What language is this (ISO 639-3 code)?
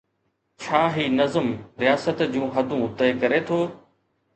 snd